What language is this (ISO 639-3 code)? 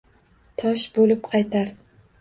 uzb